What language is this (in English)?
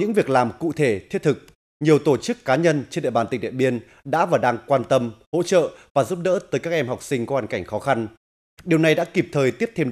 Vietnamese